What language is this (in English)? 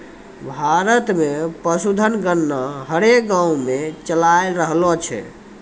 Maithili